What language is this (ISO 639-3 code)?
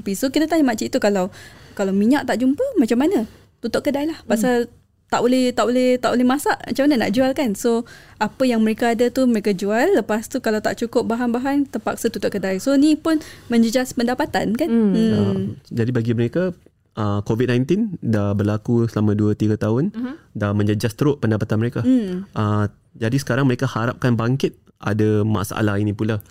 msa